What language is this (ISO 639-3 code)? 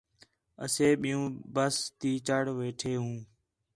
xhe